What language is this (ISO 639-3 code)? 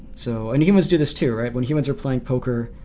eng